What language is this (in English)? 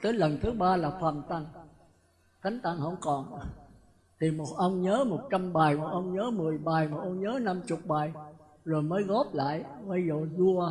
Vietnamese